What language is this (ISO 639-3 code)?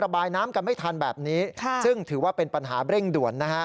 tha